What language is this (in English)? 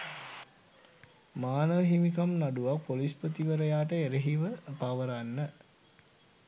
Sinhala